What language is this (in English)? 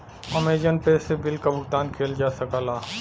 Bhojpuri